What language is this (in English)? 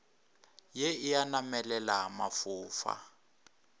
Northern Sotho